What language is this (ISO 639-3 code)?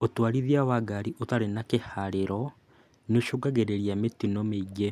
kik